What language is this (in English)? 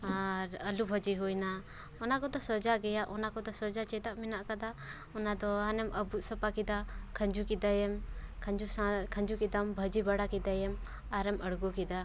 Santali